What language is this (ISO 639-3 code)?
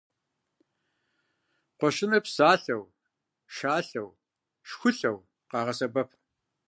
kbd